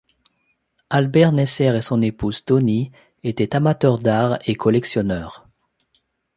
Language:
French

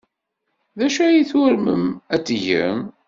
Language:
Kabyle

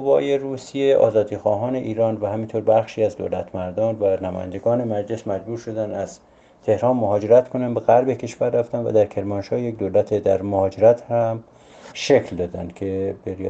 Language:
Persian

